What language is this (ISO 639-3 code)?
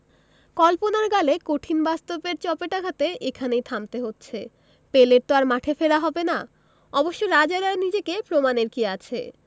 ben